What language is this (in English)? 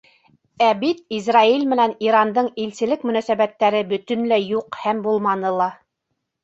Bashkir